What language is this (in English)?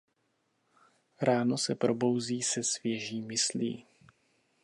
Czech